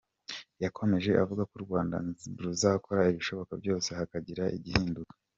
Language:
Kinyarwanda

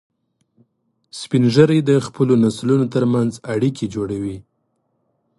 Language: Pashto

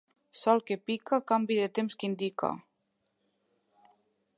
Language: Catalan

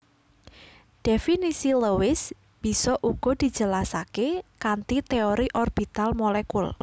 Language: Javanese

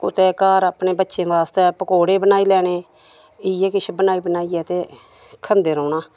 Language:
Dogri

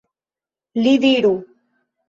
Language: Esperanto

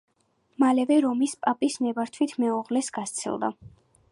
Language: Georgian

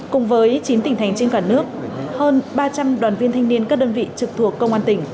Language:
Vietnamese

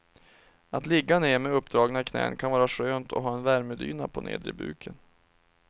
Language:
Swedish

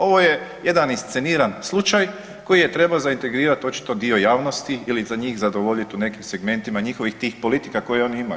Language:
Croatian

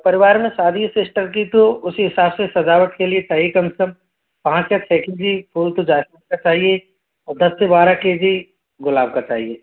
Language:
Hindi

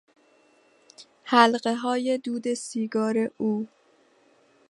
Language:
Persian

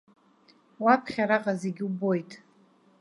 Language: Abkhazian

